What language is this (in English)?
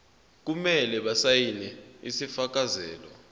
Zulu